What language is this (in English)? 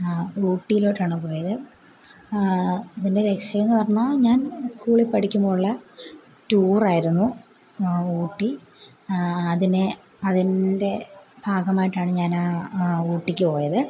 Malayalam